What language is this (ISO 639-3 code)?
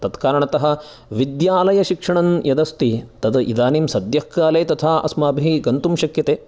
san